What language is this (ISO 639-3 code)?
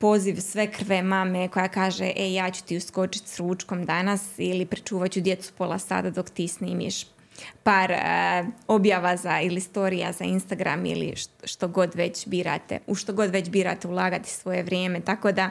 hrv